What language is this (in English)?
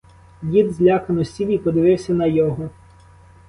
Ukrainian